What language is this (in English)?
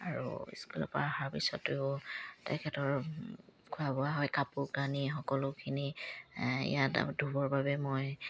Assamese